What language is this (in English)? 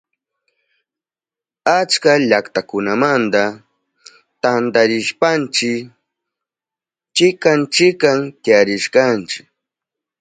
Southern Pastaza Quechua